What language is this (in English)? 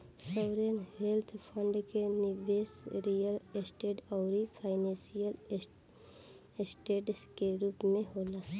Bhojpuri